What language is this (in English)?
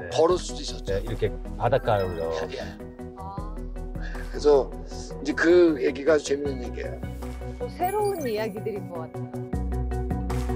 Korean